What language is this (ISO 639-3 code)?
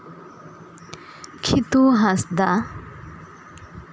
sat